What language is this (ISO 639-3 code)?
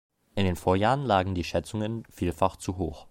deu